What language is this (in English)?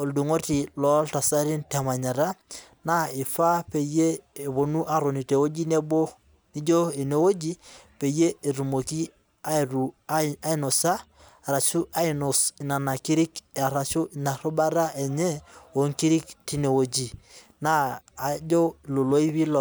Masai